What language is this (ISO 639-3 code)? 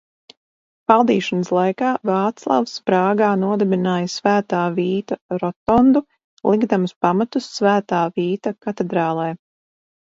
lav